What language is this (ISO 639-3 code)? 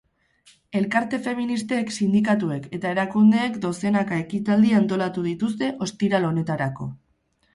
eus